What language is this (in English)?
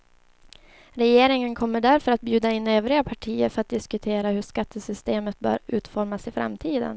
Swedish